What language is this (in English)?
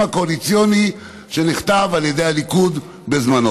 Hebrew